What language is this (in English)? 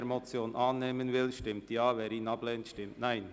Swiss German